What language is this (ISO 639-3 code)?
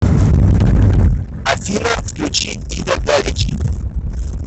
rus